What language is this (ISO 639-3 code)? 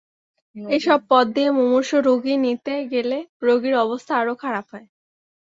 ben